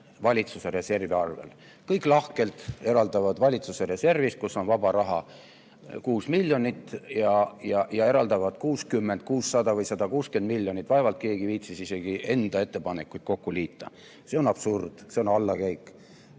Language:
Estonian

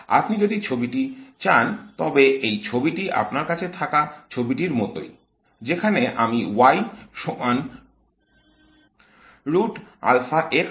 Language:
Bangla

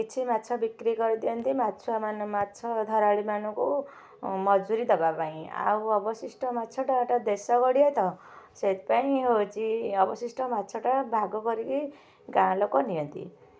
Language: Odia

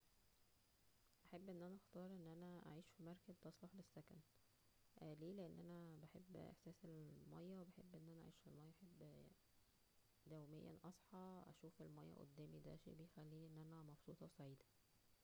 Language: Egyptian Arabic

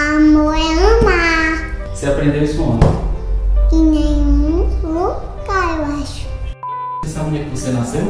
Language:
Portuguese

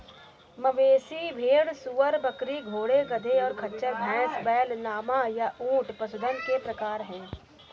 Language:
Hindi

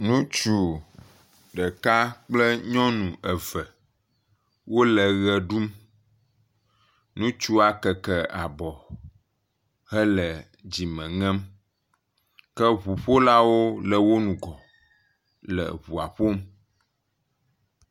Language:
Ewe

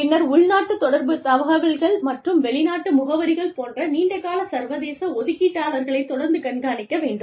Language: Tamil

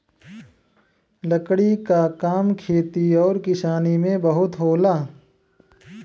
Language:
Bhojpuri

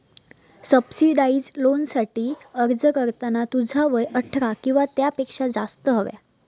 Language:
Marathi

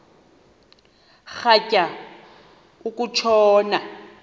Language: Xhosa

